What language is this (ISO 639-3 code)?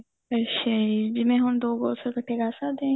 pan